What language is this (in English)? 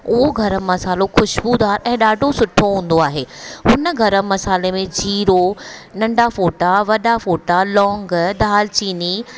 Sindhi